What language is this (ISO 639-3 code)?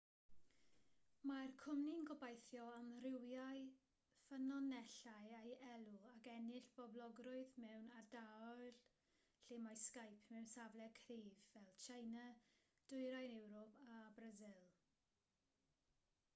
cym